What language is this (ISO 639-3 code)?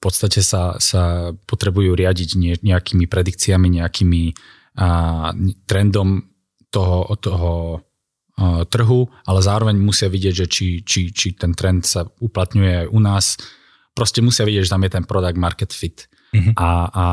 slk